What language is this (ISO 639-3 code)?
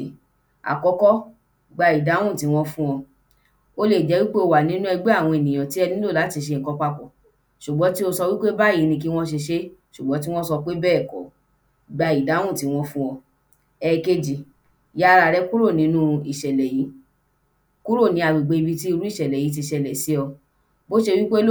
yor